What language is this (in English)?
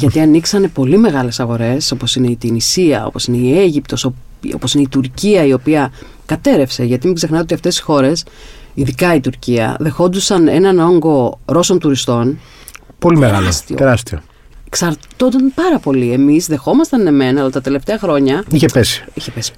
Greek